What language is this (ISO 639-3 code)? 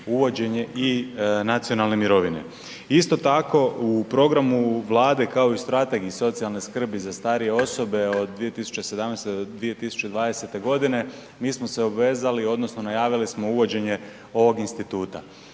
hrv